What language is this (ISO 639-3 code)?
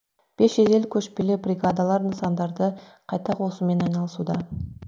kaz